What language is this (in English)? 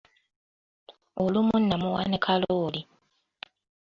Ganda